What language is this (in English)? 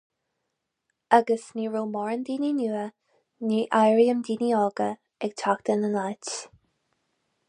Irish